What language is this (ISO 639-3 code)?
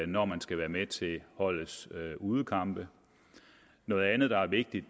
dan